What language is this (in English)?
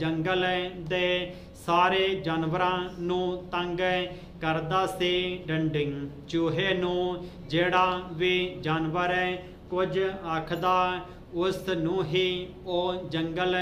Hindi